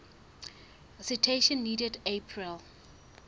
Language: Southern Sotho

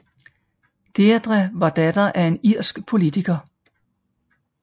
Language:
Danish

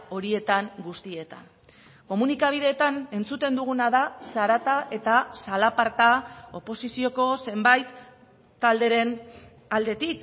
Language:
Basque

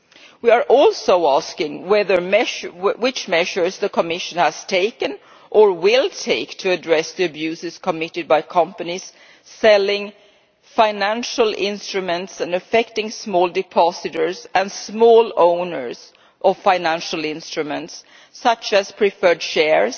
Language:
English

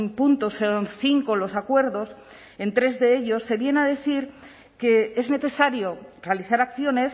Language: Spanish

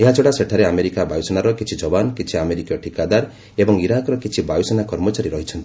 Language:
Odia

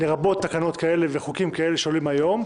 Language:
Hebrew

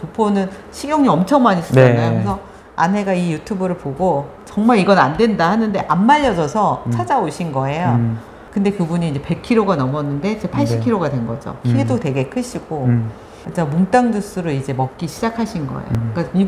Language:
Korean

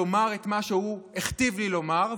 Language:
Hebrew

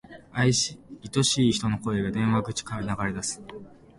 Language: Japanese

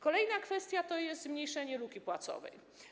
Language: Polish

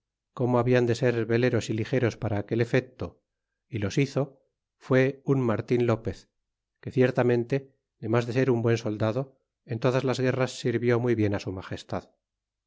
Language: Spanish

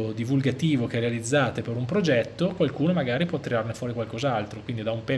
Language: Italian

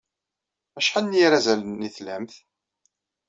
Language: Kabyle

